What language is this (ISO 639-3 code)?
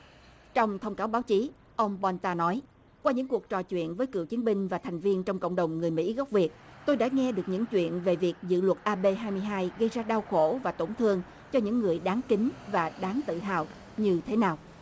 vie